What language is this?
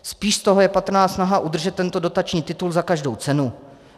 Czech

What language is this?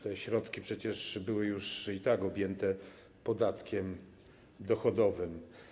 Polish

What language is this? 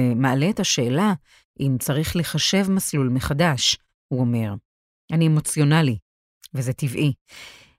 Hebrew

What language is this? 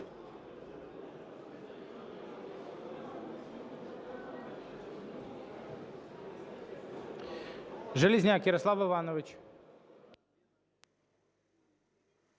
Ukrainian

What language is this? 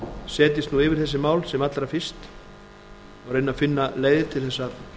Icelandic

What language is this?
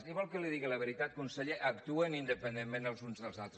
Catalan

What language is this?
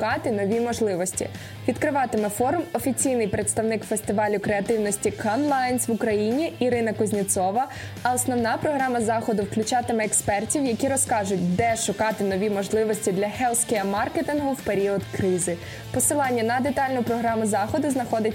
Ukrainian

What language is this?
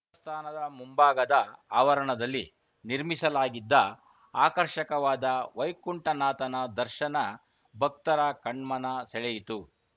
Kannada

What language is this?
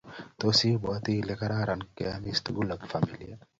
Kalenjin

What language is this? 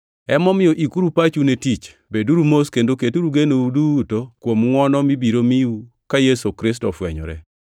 Luo (Kenya and Tanzania)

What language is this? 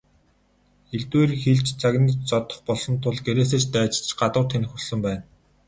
Mongolian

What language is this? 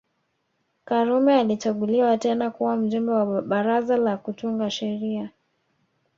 Swahili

